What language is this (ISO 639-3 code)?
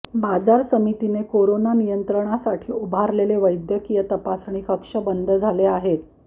mar